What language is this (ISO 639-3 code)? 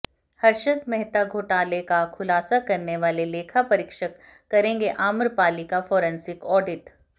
hin